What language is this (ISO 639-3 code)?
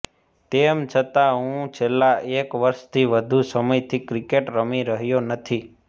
guj